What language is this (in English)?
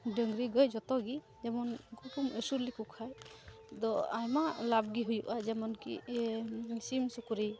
Santali